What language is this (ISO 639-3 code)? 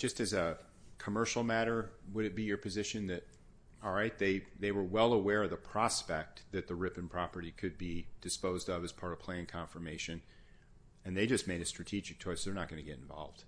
eng